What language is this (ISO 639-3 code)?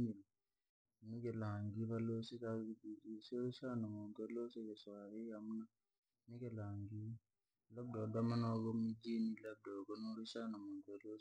lag